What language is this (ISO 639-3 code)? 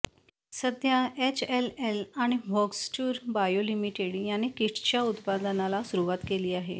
mar